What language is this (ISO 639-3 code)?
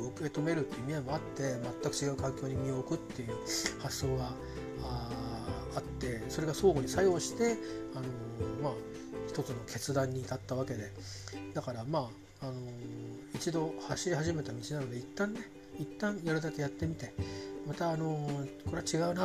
jpn